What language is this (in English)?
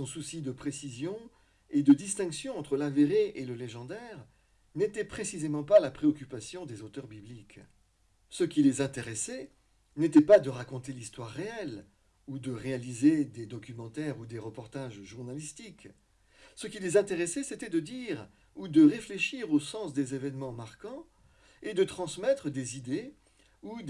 French